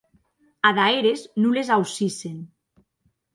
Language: Occitan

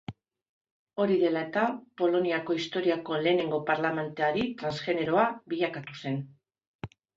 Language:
Basque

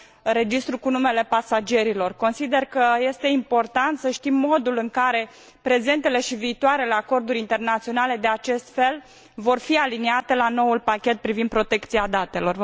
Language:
Romanian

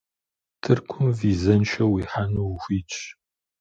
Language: Kabardian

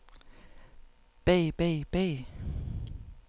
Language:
Danish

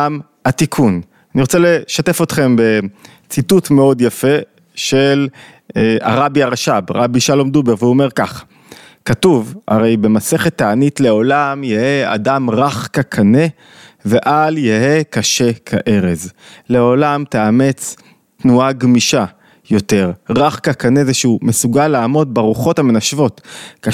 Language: Hebrew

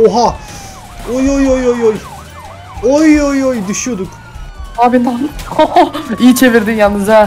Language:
Turkish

